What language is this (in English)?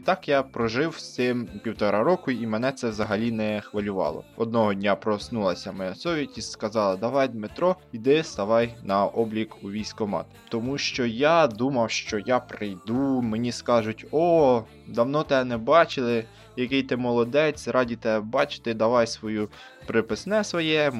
Ukrainian